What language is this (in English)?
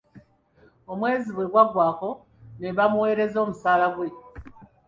Ganda